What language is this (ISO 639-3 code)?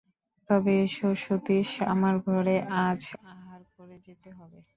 ben